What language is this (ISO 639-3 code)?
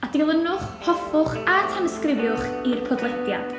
cym